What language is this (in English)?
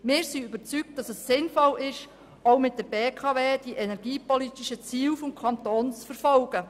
Swiss German